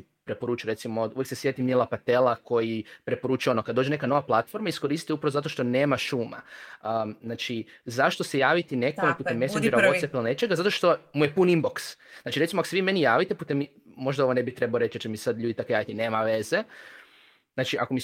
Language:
Croatian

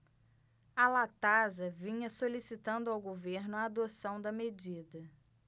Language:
Portuguese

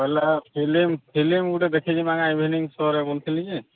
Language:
Odia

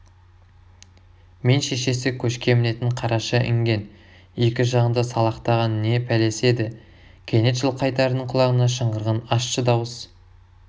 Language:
Kazakh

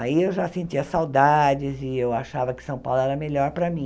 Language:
Portuguese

